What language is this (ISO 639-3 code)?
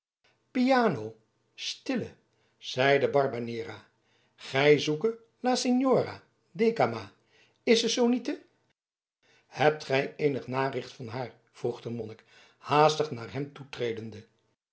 nld